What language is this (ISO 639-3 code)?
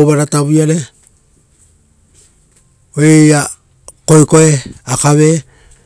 roo